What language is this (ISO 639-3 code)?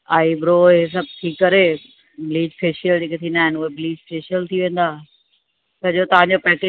snd